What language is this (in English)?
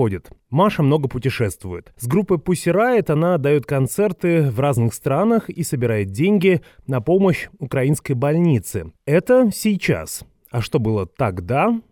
Russian